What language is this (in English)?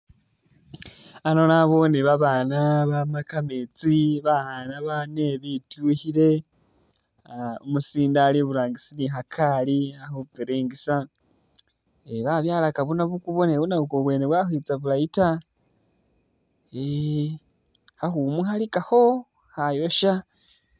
Masaaba